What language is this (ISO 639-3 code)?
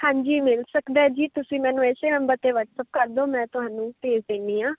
pan